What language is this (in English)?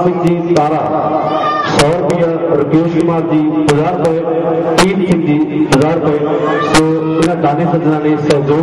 Arabic